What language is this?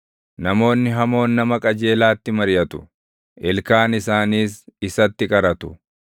Oromo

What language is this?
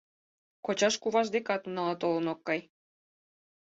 Mari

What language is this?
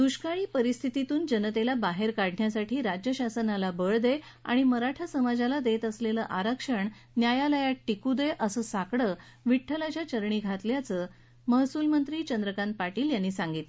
Marathi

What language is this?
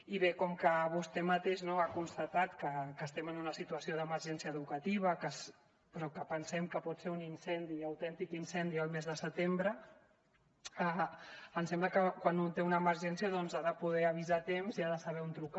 Catalan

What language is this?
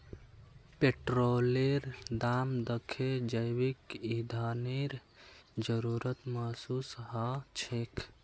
Magahi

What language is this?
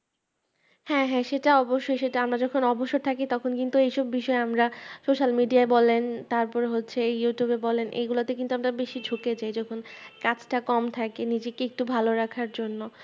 Bangla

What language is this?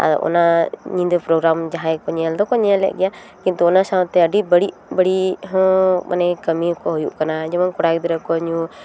Santali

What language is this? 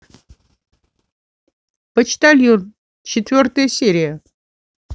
Russian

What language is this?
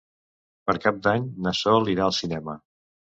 Catalan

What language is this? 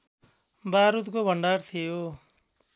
Nepali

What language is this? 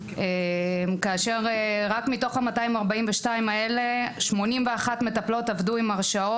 Hebrew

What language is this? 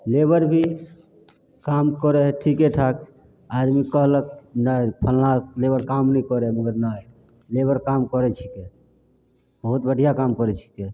Maithili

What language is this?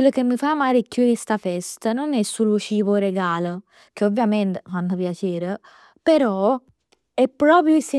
Neapolitan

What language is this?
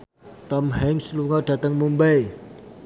Javanese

